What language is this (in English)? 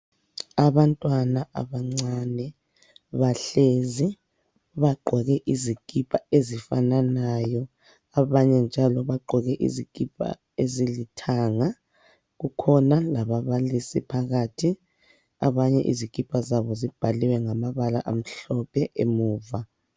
North Ndebele